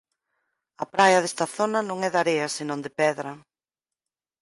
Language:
Galician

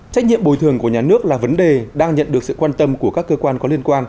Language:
Vietnamese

